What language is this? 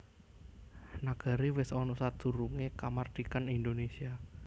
Javanese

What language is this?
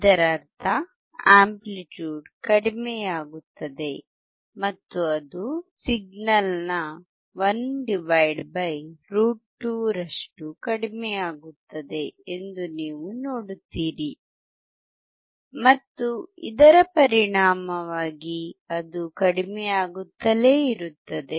Kannada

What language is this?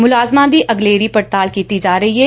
Punjabi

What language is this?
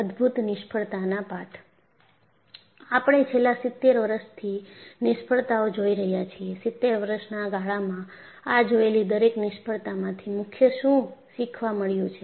Gujarati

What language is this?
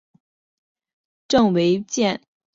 Chinese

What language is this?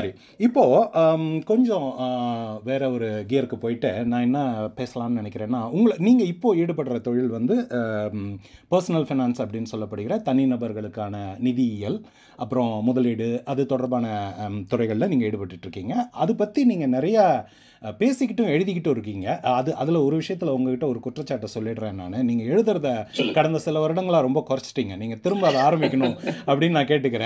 Tamil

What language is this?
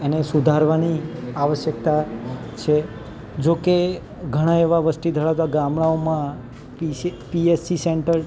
Gujarati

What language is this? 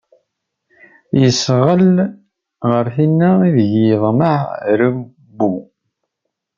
Kabyle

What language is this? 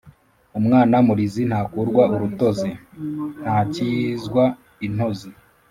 Kinyarwanda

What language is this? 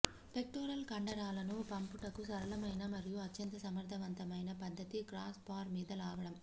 Telugu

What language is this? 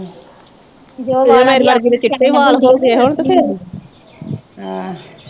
Punjabi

